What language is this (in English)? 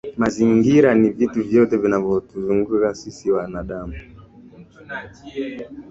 Swahili